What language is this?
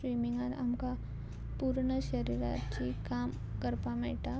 Konkani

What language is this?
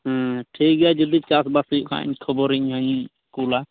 Santali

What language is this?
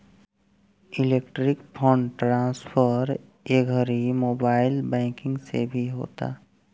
Bhojpuri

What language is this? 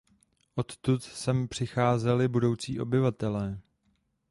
Czech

